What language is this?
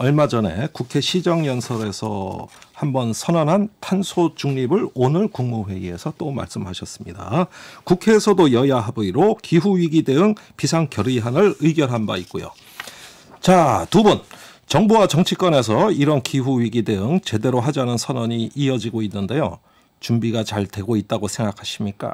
Korean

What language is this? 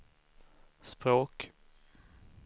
Swedish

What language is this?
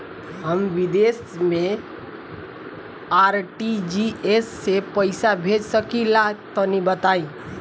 Bhojpuri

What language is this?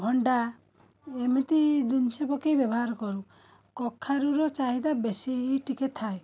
Odia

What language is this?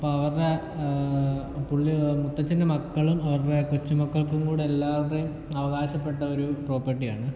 Malayalam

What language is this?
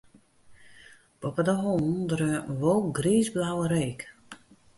Western Frisian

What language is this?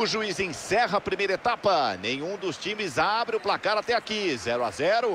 Portuguese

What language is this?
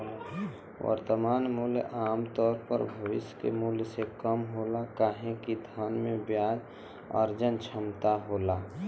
Bhojpuri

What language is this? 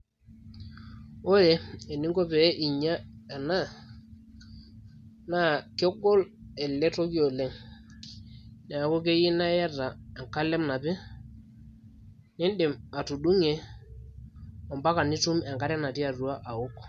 Masai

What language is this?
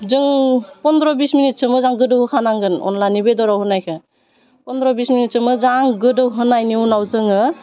Bodo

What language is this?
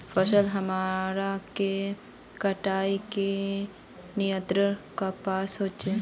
Magahi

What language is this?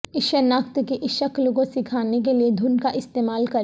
Urdu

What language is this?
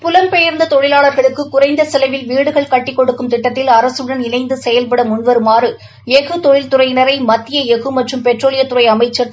Tamil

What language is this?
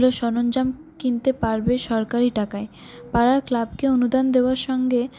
Bangla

